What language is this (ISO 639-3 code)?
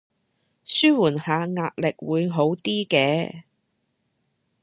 yue